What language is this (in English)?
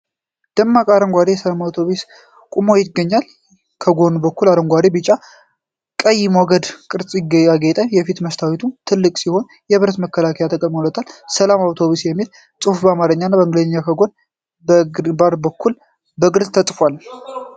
Amharic